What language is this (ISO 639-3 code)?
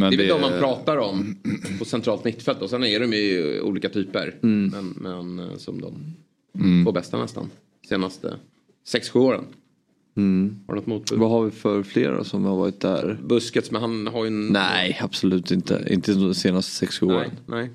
swe